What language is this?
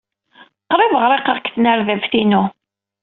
Kabyle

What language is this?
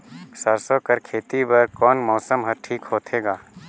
Chhattisgarhi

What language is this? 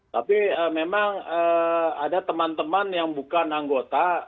Indonesian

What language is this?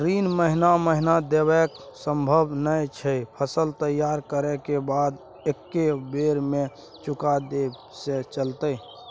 Maithili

